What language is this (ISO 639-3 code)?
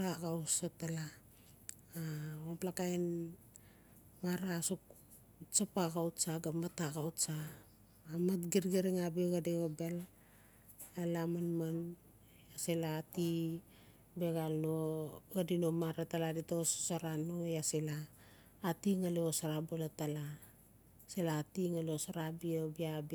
ncf